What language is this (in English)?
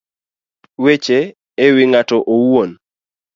Luo (Kenya and Tanzania)